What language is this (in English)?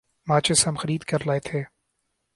Urdu